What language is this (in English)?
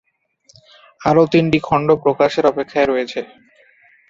Bangla